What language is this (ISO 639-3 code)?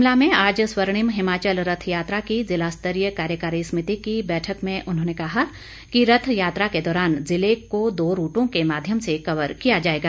hin